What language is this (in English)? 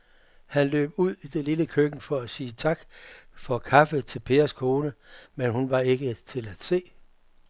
Danish